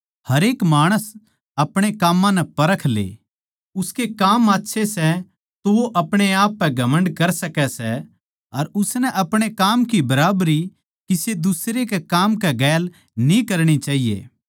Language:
Haryanvi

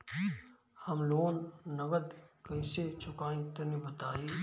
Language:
Bhojpuri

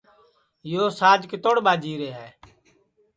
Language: Sansi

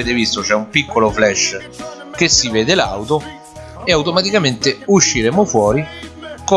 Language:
Italian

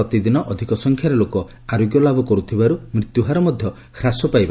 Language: Odia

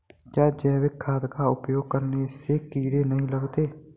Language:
Hindi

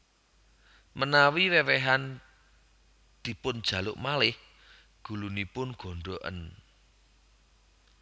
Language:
Javanese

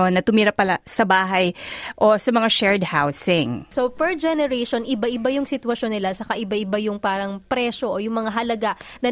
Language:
Filipino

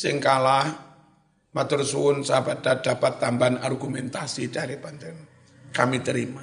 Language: Indonesian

